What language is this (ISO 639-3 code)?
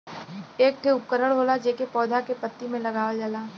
bho